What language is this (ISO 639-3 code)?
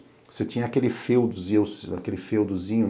por